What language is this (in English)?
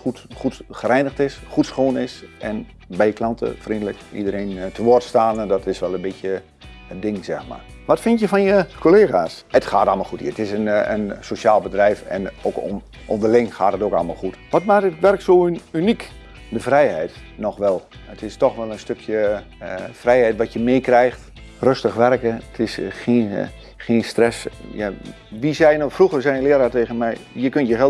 Dutch